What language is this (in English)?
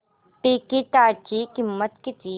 Marathi